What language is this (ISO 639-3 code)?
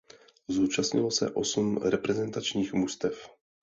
ces